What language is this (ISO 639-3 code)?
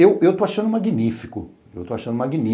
por